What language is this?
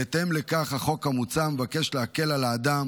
Hebrew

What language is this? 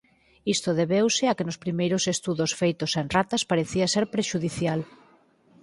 Galician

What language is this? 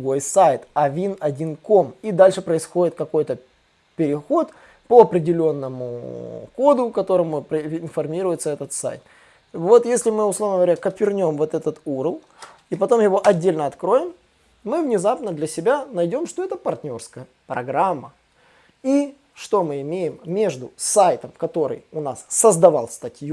Russian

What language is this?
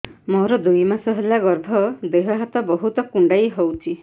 Odia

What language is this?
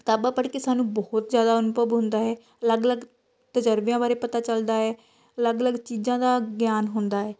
Punjabi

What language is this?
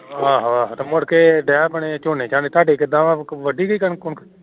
Punjabi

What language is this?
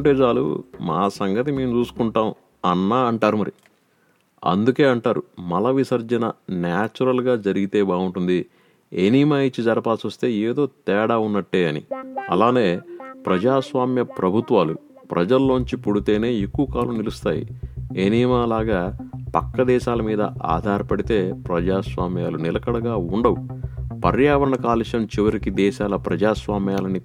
Telugu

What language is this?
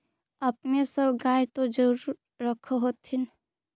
Magahi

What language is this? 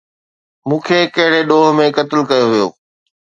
Sindhi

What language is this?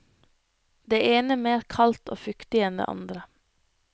Norwegian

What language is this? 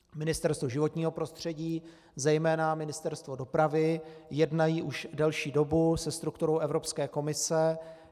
Czech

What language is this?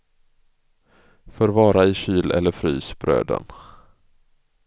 Swedish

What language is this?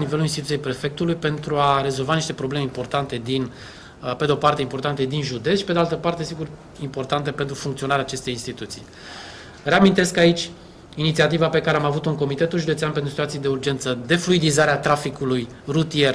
Romanian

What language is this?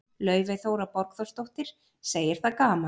Icelandic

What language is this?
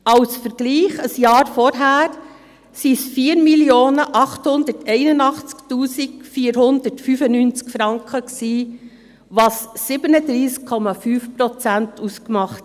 Swiss German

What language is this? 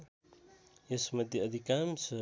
Nepali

